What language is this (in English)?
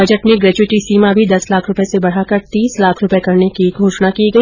Hindi